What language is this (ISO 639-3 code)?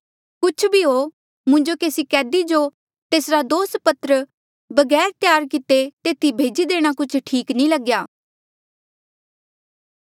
mjl